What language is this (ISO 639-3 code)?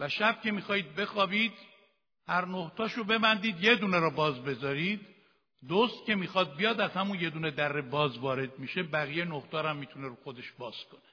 fas